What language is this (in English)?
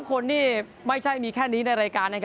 Thai